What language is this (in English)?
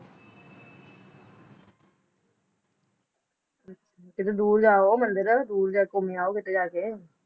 Punjabi